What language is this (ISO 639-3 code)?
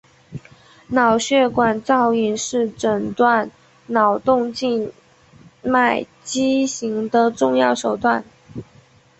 zho